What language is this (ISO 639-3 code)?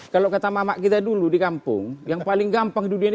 ind